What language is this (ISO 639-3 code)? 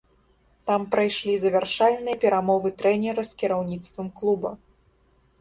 bel